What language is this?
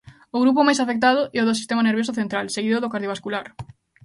Galician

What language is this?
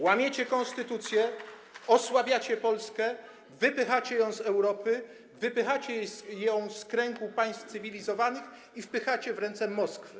Polish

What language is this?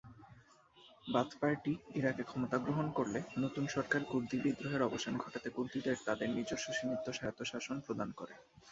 Bangla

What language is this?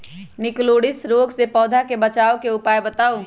Magahi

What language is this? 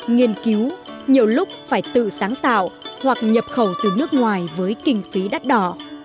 Vietnamese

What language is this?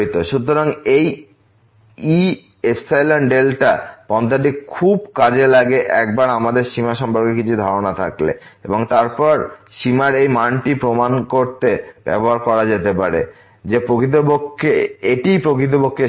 Bangla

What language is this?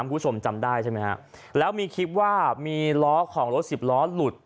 Thai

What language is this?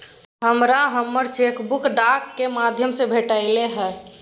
Maithili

